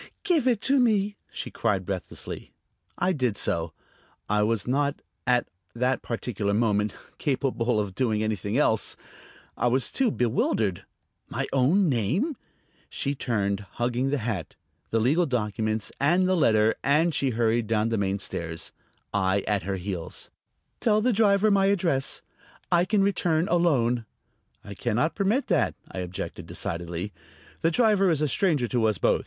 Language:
English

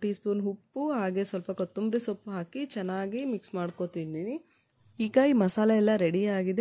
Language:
Kannada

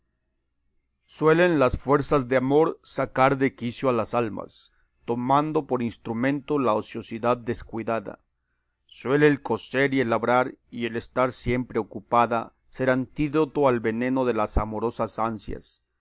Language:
Spanish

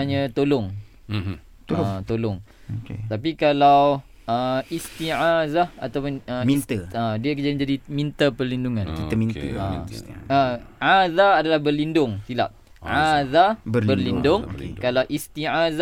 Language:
Malay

